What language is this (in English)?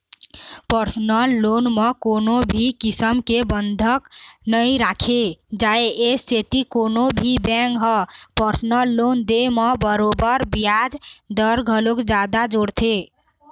Chhattisgarhi